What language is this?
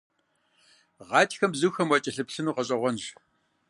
Kabardian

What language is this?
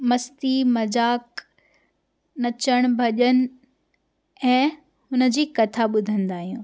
Sindhi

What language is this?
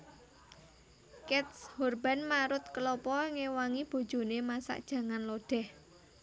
Javanese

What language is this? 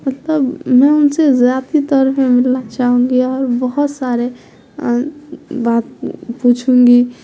Urdu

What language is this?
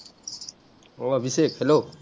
Assamese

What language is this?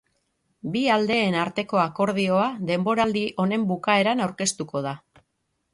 Basque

